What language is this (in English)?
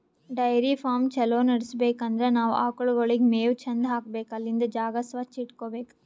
Kannada